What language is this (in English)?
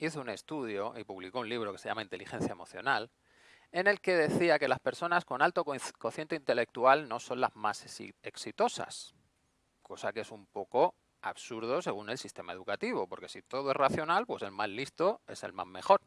Spanish